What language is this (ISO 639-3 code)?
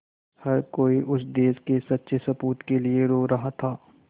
hin